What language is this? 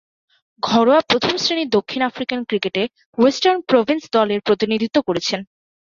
Bangla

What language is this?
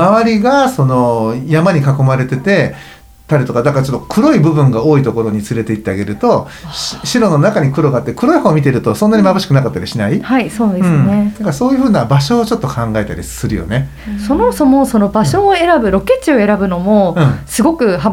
Japanese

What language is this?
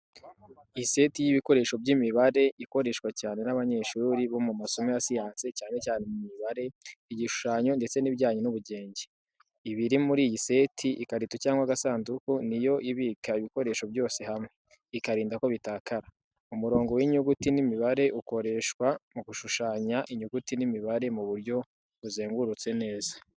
Kinyarwanda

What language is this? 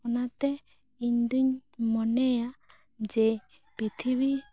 Santali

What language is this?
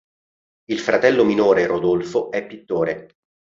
Italian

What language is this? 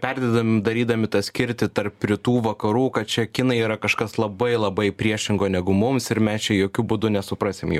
Lithuanian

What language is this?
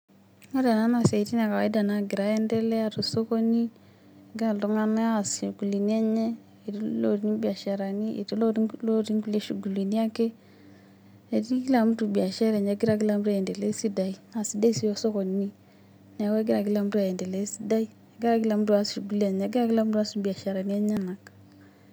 Masai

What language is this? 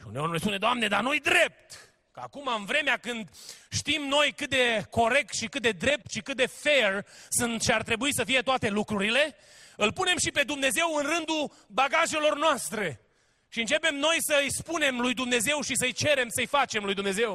Romanian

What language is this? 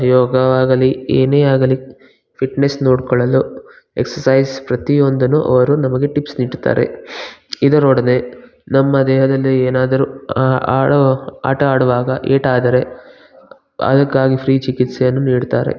Kannada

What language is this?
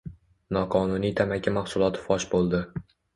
Uzbek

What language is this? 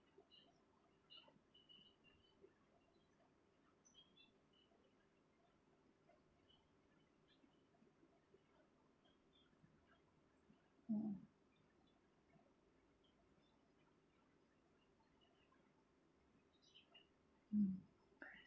English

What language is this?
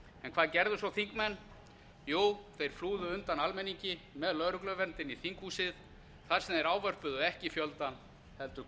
Icelandic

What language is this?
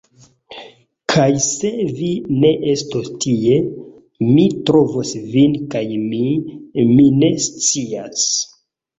Esperanto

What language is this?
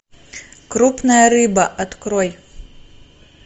Russian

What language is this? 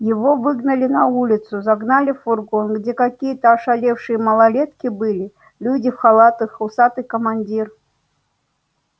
Russian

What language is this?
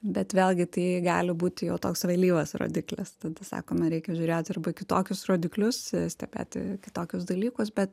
Lithuanian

